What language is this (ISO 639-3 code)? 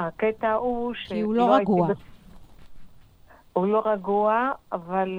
heb